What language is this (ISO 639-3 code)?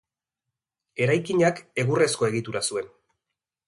eus